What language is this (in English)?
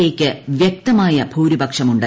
Malayalam